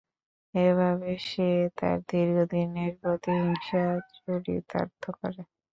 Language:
Bangla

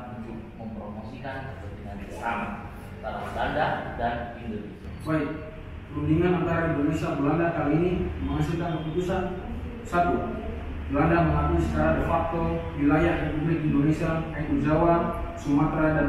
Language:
Indonesian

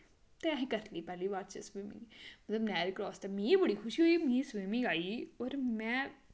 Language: Dogri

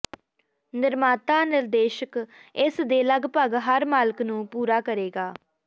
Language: Punjabi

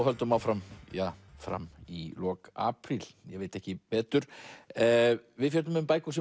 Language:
Icelandic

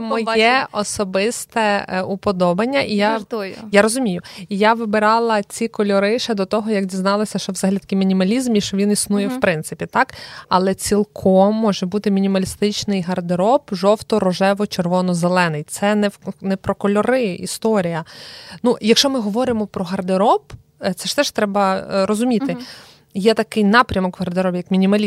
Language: Ukrainian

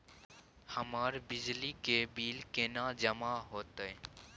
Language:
Maithili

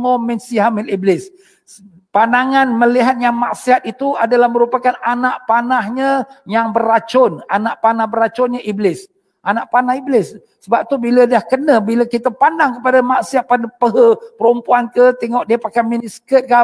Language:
Malay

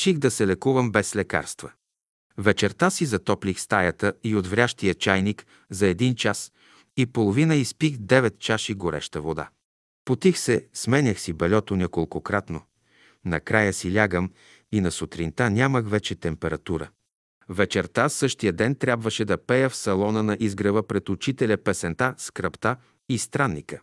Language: Bulgarian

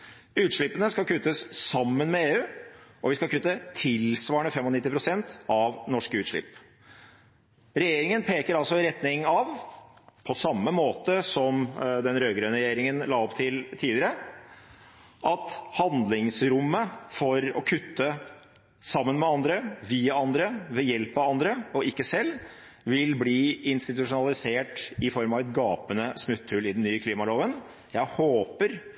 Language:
Norwegian Bokmål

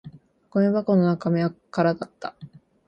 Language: Japanese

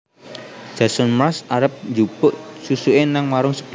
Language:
Javanese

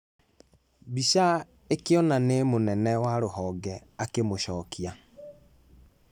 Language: Kikuyu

